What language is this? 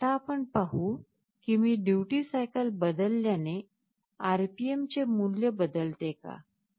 Marathi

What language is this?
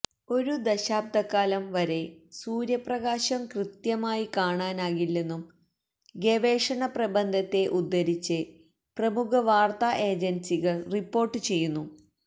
Malayalam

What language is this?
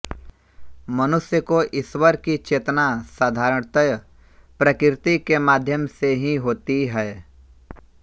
Hindi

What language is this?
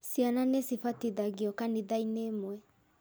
Kikuyu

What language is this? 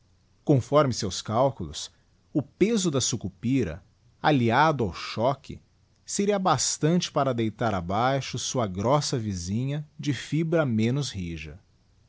Portuguese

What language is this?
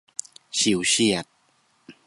Thai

